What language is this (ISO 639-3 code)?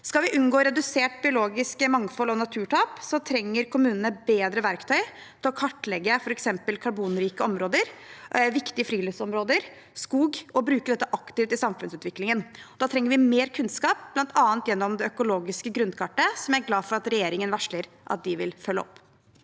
nor